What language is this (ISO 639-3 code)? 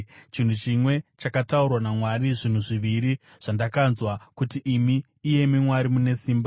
sna